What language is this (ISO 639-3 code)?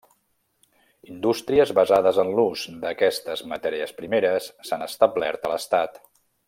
cat